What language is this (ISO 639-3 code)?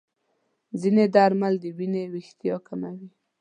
pus